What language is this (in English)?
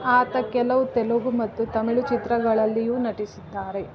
Kannada